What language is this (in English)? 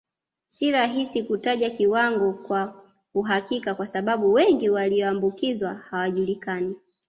Swahili